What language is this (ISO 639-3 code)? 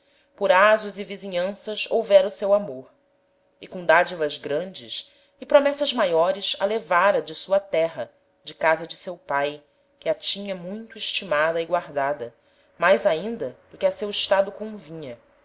por